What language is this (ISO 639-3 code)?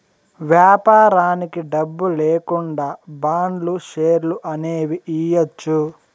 tel